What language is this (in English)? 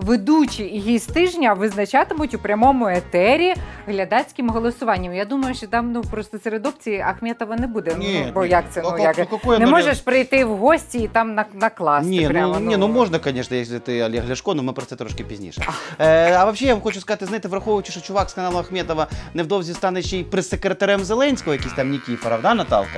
Ukrainian